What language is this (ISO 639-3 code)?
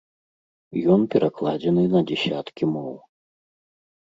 bel